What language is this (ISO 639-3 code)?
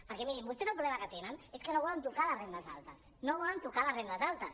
cat